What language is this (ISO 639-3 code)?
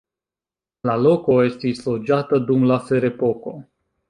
epo